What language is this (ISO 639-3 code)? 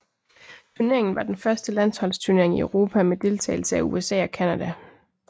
dan